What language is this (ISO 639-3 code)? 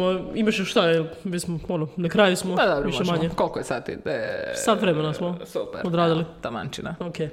hrv